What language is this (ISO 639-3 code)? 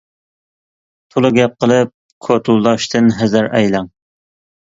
uig